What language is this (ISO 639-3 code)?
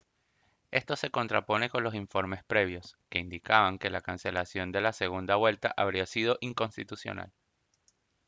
spa